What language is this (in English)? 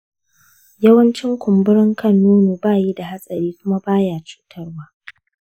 Hausa